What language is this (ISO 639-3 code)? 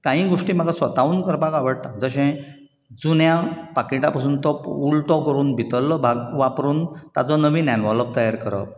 kok